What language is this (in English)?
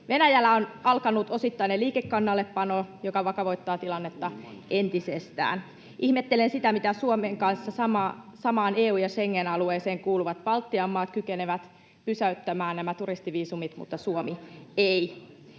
Finnish